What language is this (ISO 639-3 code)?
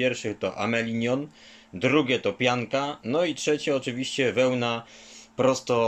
pol